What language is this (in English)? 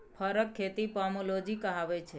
Maithili